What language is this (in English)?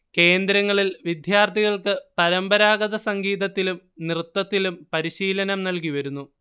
Malayalam